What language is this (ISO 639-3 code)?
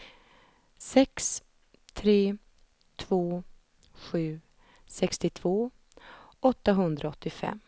swe